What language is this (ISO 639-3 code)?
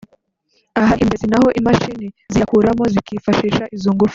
kin